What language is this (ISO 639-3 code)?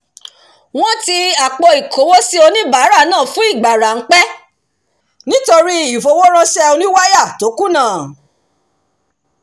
yor